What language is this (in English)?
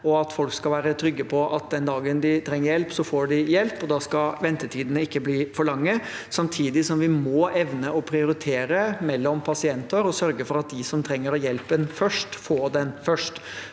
Norwegian